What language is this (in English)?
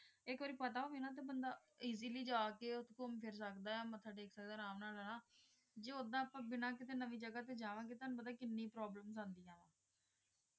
Punjabi